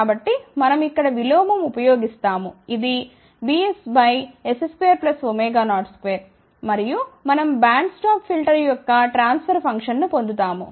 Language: Telugu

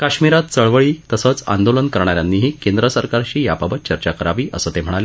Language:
Marathi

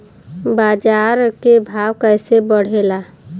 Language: Bhojpuri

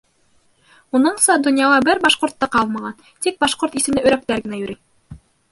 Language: Bashkir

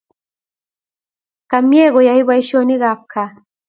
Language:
Kalenjin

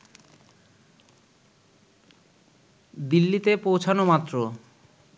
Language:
Bangla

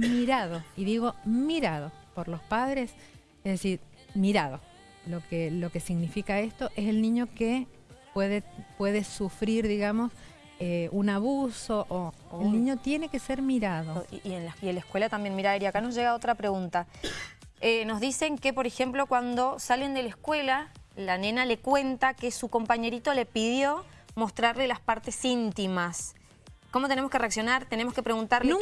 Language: Spanish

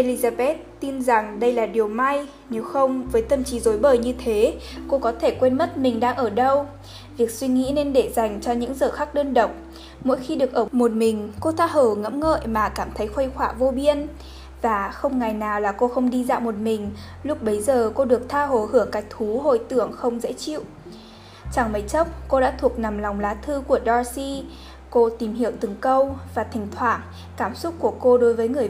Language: Vietnamese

